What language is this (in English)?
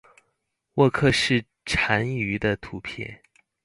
Chinese